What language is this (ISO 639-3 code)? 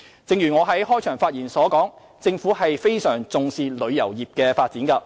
yue